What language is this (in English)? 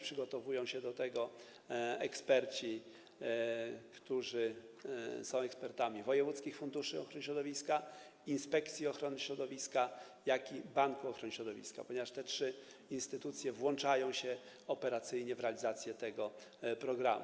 Polish